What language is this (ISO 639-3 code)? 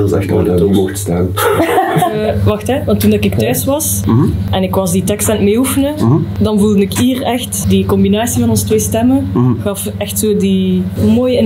nld